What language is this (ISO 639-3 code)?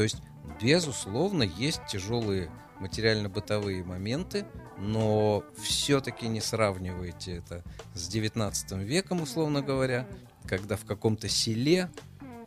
rus